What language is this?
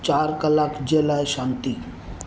Sindhi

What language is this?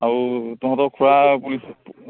Assamese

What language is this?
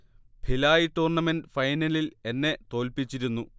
Malayalam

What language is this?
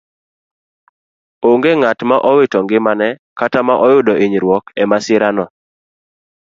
Luo (Kenya and Tanzania)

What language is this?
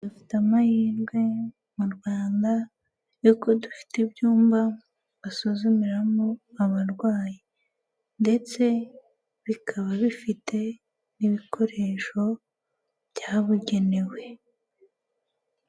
Kinyarwanda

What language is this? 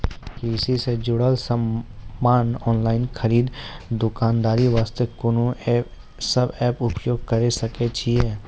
Maithili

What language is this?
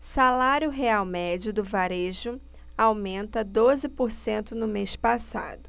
Portuguese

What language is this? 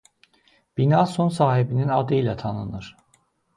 Azerbaijani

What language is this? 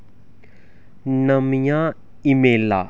Dogri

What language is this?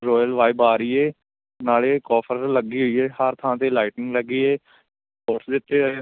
Punjabi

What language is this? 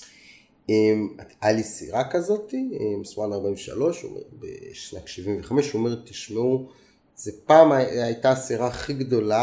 Hebrew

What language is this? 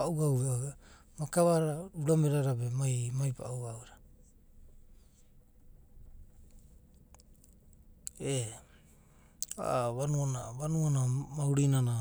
Abadi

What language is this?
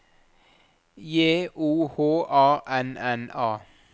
Norwegian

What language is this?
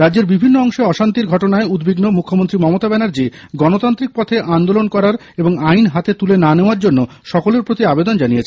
Bangla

